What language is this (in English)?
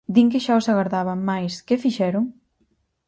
Galician